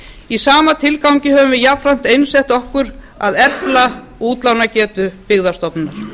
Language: Icelandic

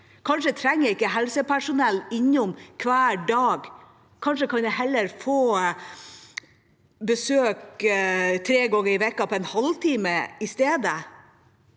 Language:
Norwegian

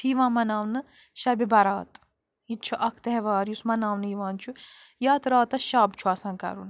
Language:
Kashmiri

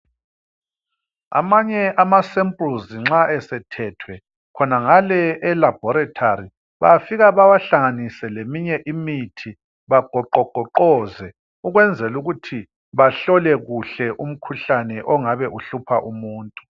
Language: North Ndebele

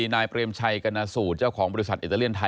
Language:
Thai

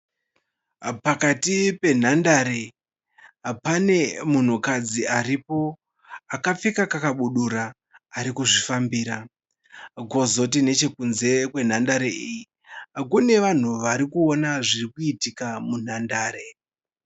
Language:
Shona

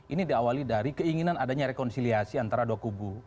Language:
Indonesian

